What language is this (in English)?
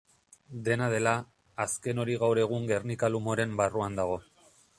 Basque